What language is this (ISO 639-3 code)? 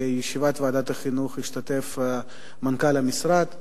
heb